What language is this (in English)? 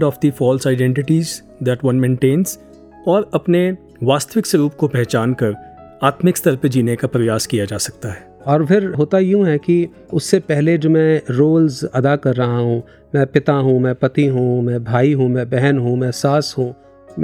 Hindi